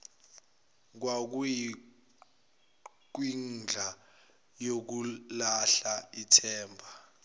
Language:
Zulu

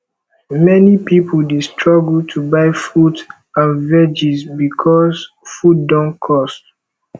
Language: Nigerian Pidgin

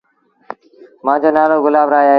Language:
Sindhi Bhil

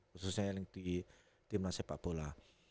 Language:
Indonesian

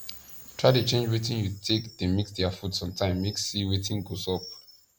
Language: Nigerian Pidgin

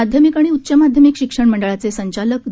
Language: Marathi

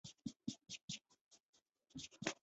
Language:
Chinese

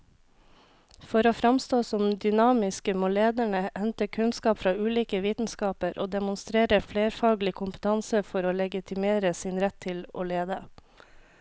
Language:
Norwegian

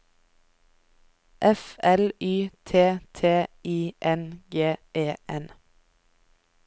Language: Norwegian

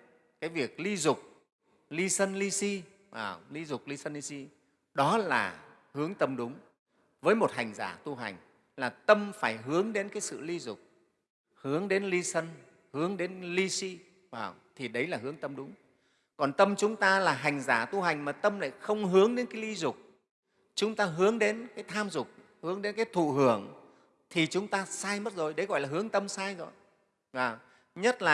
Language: Vietnamese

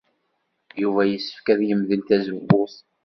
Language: Kabyle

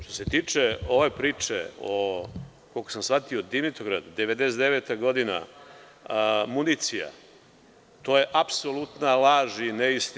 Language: Serbian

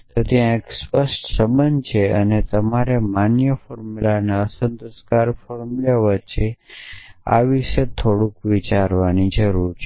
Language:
Gujarati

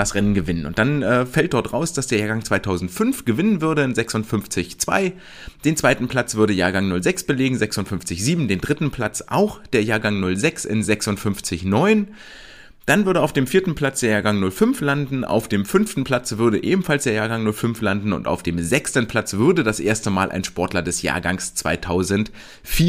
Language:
German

